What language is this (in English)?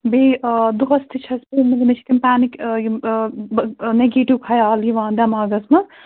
Kashmiri